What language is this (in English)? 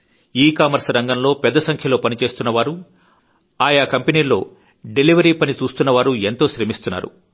Telugu